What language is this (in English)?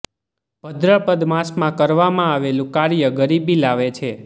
Gujarati